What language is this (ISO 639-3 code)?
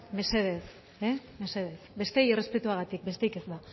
eus